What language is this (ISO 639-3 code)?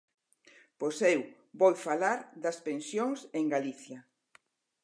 glg